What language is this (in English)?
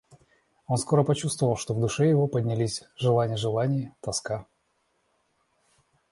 Russian